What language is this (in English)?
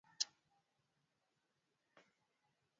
Swahili